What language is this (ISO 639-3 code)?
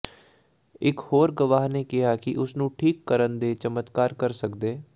pan